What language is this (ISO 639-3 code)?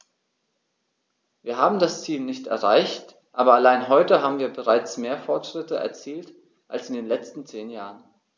deu